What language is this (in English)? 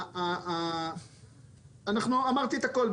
Hebrew